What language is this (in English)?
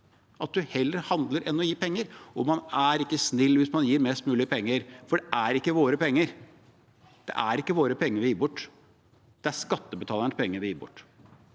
Norwegian